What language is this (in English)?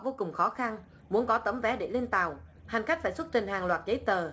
Vietnamese